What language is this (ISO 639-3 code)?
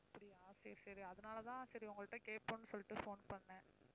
tam